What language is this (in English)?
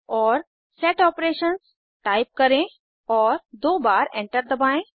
Hindi